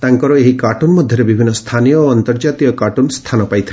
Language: Odia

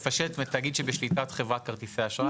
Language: Hebrew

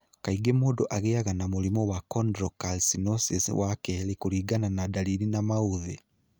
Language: Kikuyu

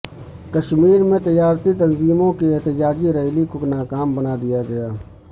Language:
Urdu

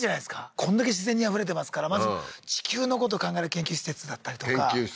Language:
Japanese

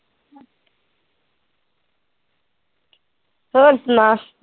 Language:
Punjabi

